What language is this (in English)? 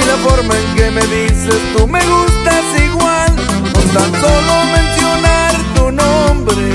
Spanish